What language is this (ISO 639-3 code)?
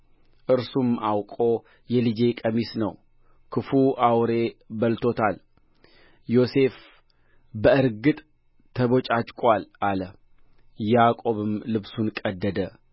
amh